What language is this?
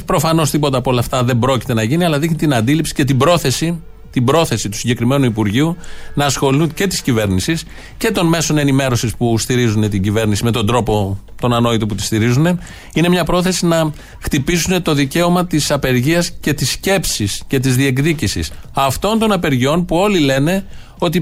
Greek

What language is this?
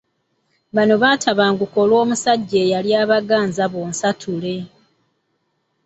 Ganda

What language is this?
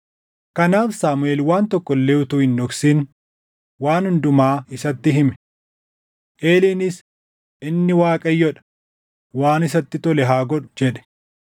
Oromo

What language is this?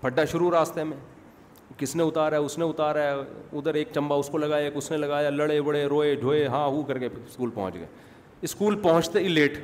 Urdu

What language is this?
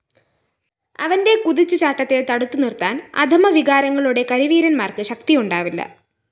Malayalam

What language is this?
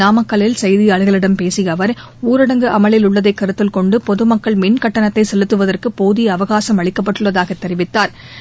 Tamil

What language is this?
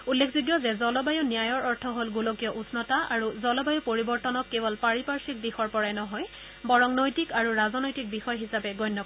Assamese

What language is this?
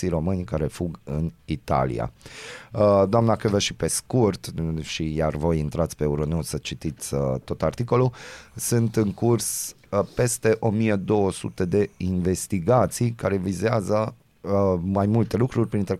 Romanian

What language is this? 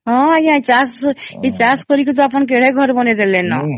Odia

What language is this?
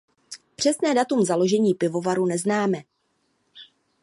Czech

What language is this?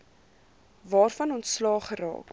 Afrikaans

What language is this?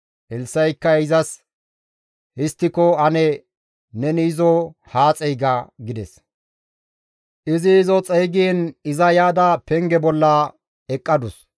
Gamo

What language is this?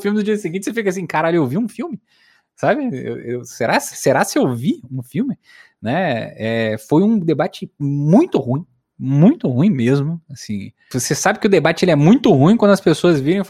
Portuguese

